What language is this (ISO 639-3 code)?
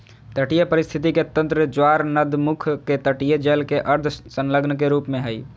mag